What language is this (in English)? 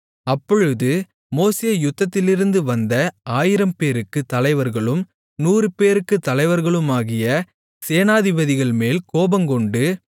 Tamil